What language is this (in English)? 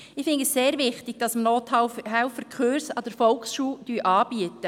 Swiss German